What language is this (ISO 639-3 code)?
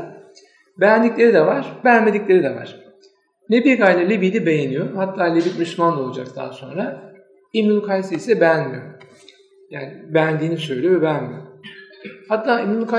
tur